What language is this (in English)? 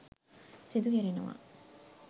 Sinhala